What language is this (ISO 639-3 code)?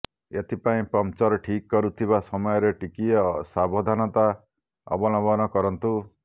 ori